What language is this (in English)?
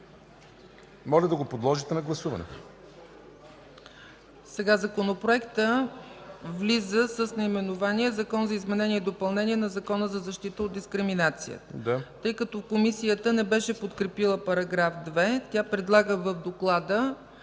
Bulgarian